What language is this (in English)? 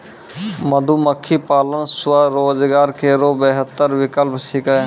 Maithili